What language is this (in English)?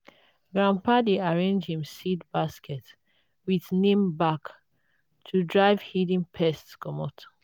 Nigerian Pidgin